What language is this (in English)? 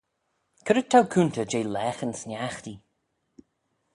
Manx